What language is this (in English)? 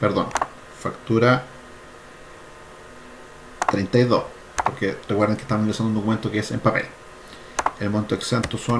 Spanish